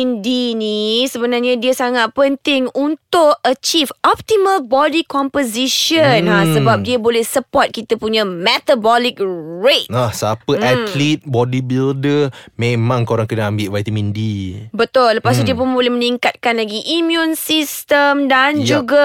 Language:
Malay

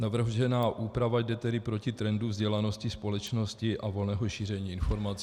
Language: Czech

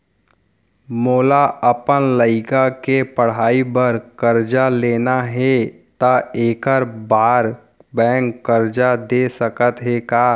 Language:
Chhattisgarhi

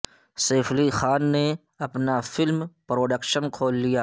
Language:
Urdu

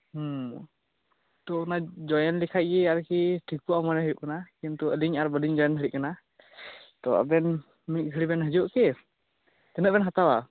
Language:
Santali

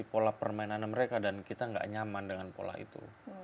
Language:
Indonesian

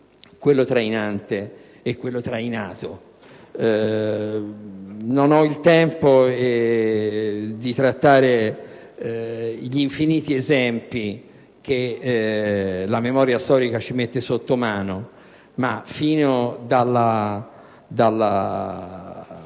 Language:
Italian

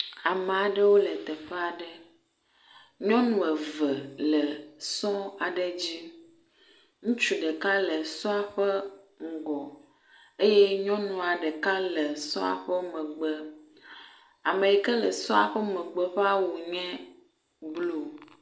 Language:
Ewe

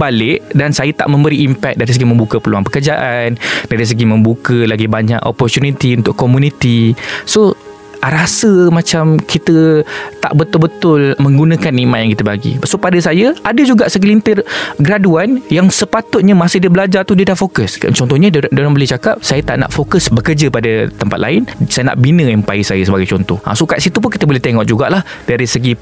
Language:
Malay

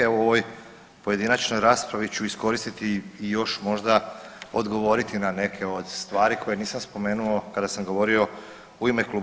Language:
Croatian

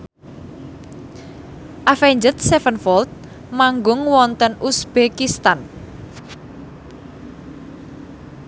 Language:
Javanese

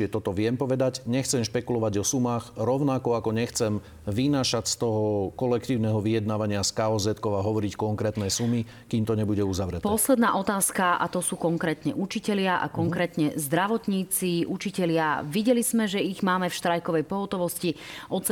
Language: Slovak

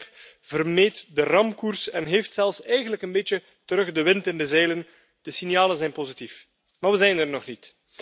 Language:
Dutch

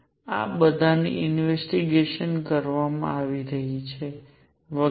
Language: Gujarati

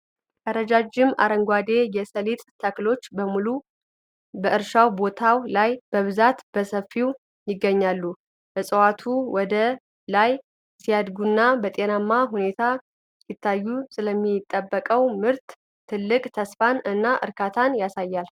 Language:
Amharic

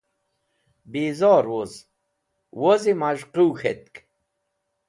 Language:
Wakhi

